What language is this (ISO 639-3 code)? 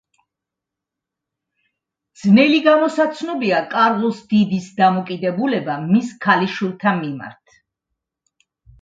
kat